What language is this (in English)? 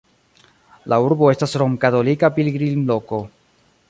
Esperanto